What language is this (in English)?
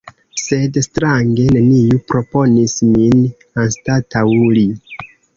Esperanto